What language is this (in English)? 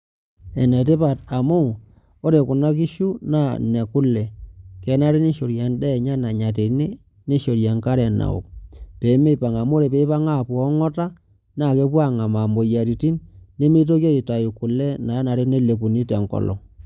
Masai